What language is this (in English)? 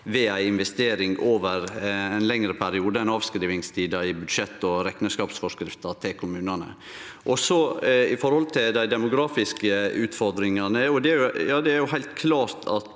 Norwegian